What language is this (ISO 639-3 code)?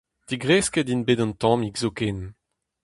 bre